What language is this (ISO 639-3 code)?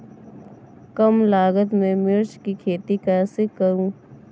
hin